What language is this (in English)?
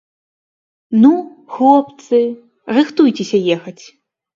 Belarusian